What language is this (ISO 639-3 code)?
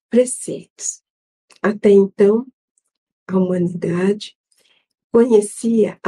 por